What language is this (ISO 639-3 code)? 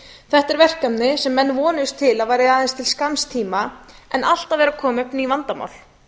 isl